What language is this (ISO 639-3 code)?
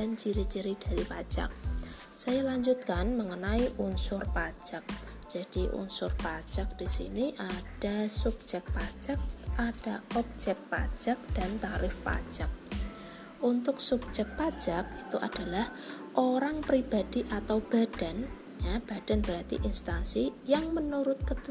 ind